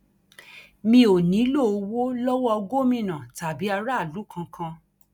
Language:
Yoruba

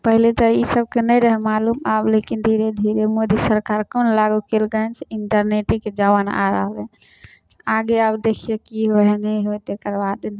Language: Maithili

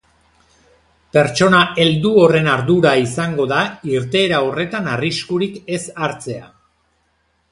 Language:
Basque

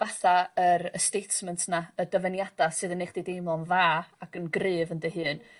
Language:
Welsh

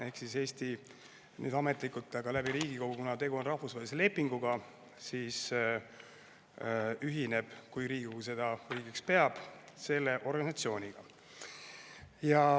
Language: Estonian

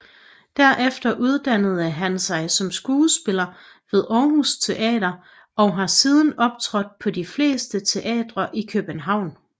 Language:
Danish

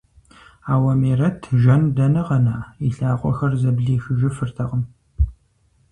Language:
Kabardian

